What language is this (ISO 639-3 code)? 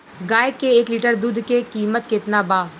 bho